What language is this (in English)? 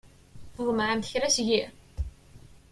Kabyle